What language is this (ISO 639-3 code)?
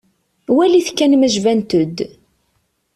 kab